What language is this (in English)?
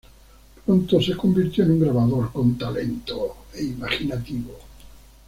Spanish